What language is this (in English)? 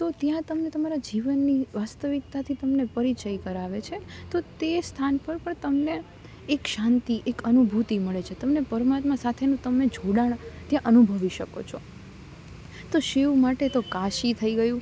Gujarati